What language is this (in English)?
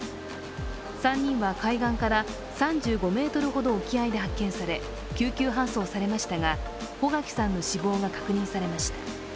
Japanese